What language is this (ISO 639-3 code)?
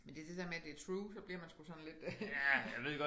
dan